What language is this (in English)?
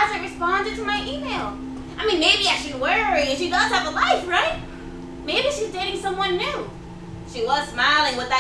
English